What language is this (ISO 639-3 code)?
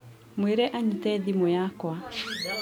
kik